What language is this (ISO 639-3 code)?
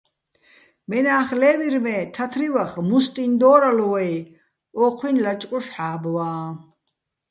bbl